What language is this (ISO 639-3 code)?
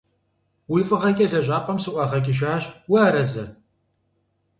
kbd